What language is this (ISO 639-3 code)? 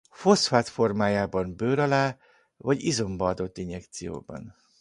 hun